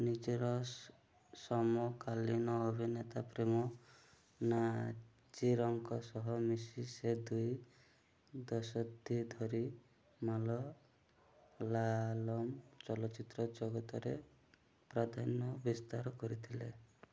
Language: Odia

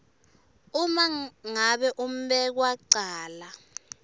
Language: Swati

